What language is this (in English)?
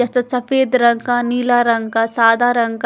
Hindi